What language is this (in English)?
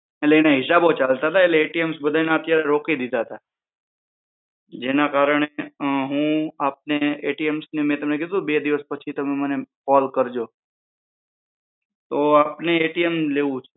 Gujarati